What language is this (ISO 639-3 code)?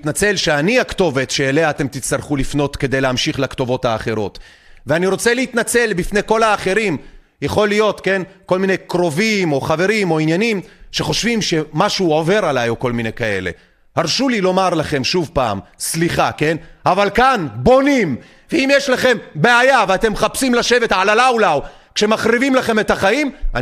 heb